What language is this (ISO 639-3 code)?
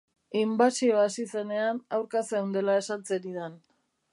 eus